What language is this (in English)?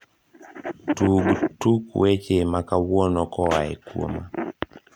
Luo (Kenya and Tanzania)